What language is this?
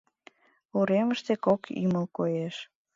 Mari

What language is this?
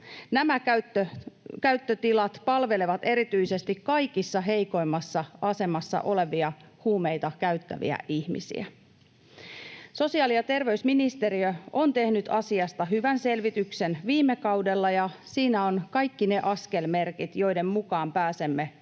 Finnish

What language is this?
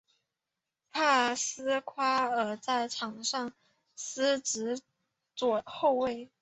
Chinese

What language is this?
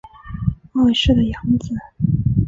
Chinese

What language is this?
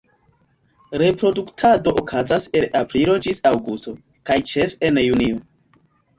Esperanto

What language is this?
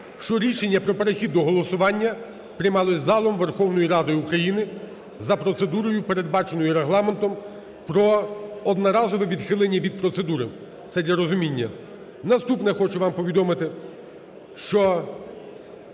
Ukrainian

